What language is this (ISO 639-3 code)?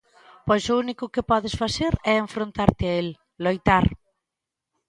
glg